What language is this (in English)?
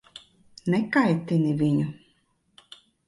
Latvian